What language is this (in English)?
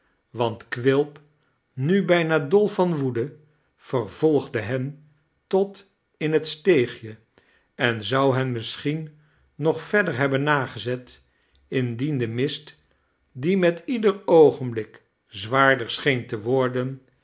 Dutch